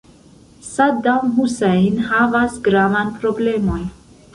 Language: Esperanto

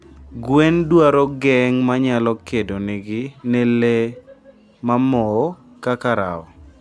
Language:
Luo (Kenya and Tanzania)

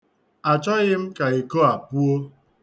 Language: Igbo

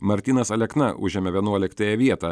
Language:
Lithuanian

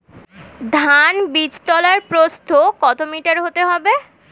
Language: Bangla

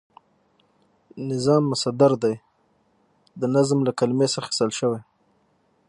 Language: Pashto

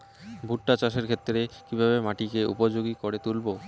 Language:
Bangla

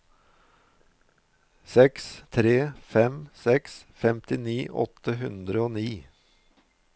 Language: Norwegian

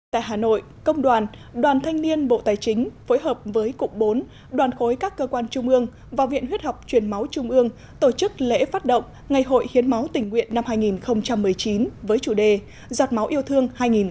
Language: Vietnamese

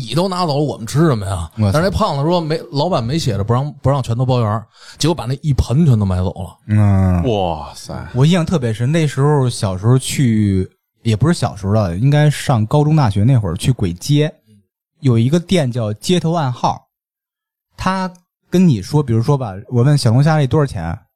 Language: Chinese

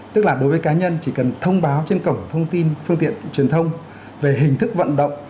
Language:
Vietnamese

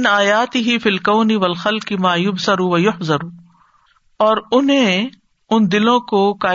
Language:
Urdu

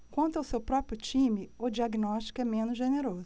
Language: Portuguese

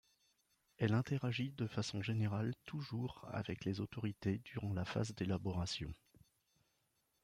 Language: French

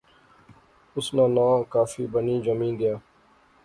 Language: Pahari-Potwari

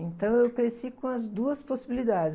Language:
Portuguese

